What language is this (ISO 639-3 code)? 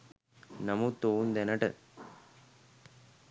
sin